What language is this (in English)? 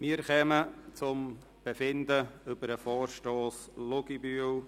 Swiss German